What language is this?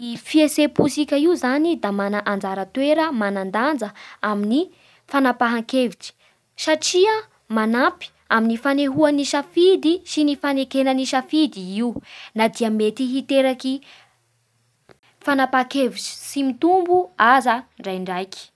Bara Malagasy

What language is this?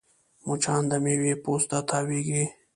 Pashto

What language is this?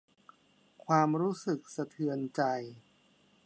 Thai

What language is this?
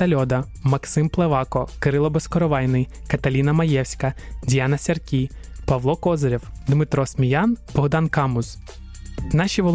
Ukrainian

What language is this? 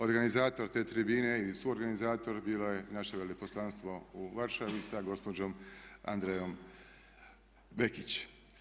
Croatian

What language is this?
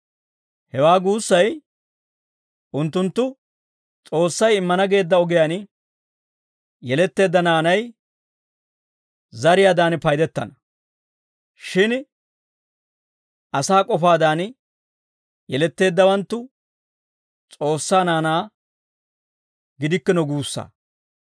Dawro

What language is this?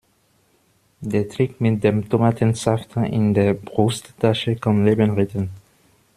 German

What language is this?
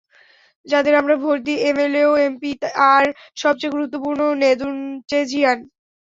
Bangla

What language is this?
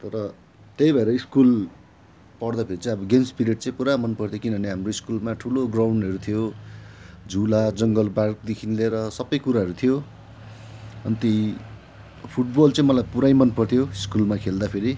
Nepali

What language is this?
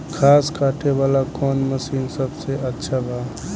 Bhojpuri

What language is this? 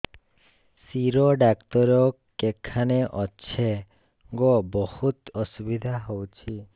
Odia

